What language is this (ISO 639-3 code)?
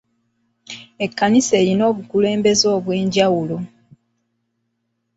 lug